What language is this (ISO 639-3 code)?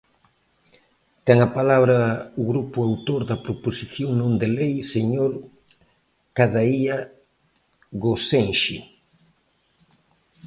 glg